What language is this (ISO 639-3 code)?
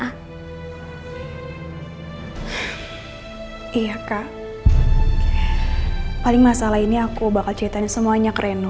ind